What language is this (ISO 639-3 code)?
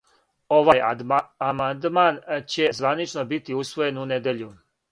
srp